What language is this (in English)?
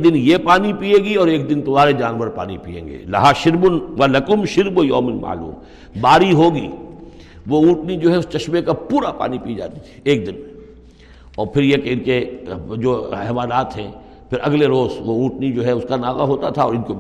Urdu